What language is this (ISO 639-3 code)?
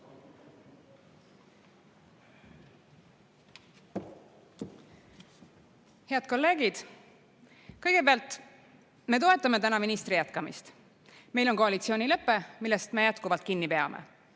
est